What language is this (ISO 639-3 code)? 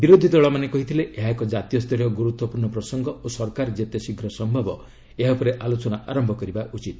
ori